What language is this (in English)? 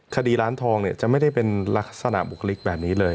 Thai